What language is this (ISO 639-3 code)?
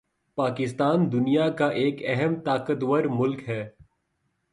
urd